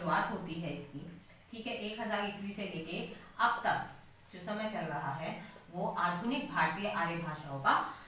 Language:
Hindi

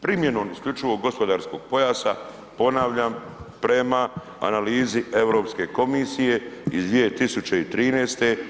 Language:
Croatian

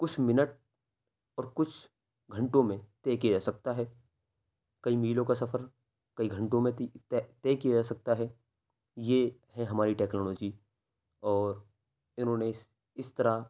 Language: Urdu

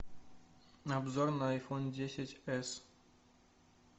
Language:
Russian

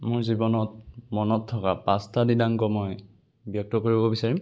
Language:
Assamese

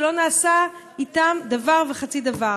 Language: Hebrew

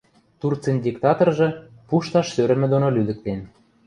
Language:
Western Mari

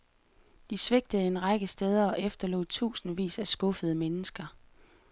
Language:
Danish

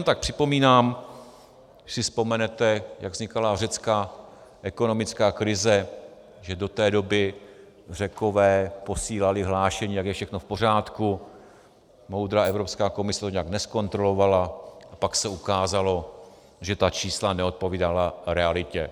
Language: Czech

